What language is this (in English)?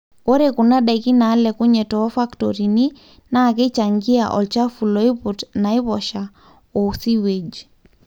Masai